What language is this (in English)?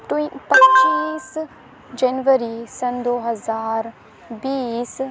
Urdu